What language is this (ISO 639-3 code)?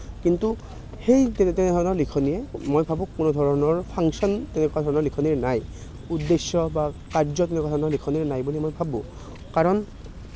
asm